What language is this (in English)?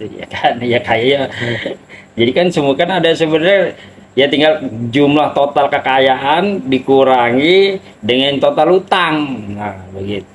Indonesian